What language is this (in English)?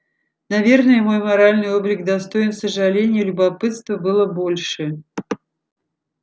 Russian